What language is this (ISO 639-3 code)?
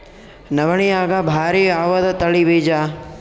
kan